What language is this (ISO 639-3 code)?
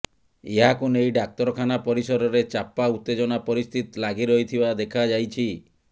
ori